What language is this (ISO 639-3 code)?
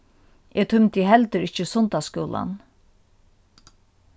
fao